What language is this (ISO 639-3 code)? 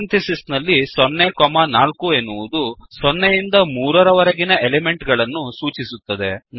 kan